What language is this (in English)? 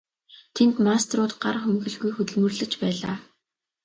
Mongolian